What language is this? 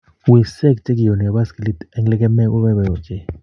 Kalenjin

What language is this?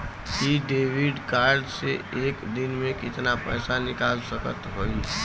Bhojpuri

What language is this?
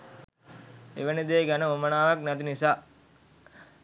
Sinhala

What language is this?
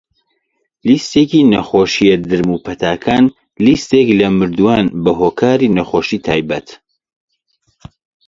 Central Kurdish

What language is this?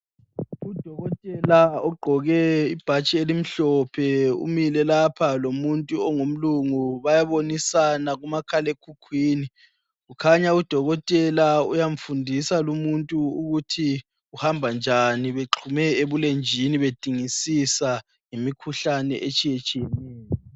North Ndebele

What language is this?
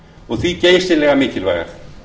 Icelandic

